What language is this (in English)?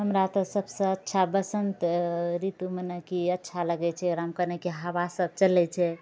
Maithili